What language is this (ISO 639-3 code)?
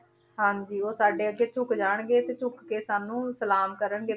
pan